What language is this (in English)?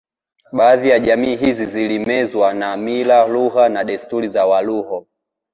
Swahili